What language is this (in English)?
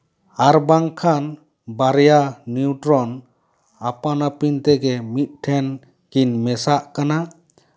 Santali